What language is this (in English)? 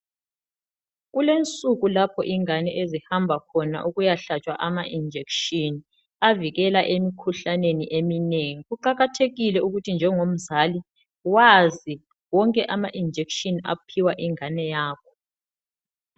North Ndebele